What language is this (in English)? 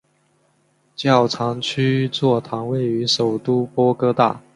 Chinese